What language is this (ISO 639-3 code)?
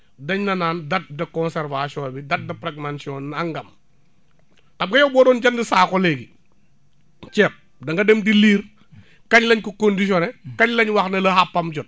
wol